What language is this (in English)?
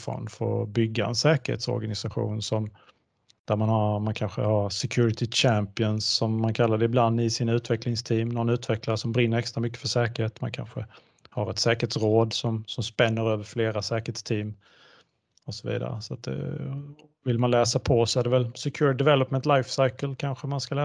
Swedish